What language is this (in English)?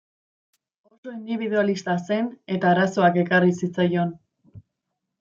Basque